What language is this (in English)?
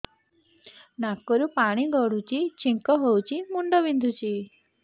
Odia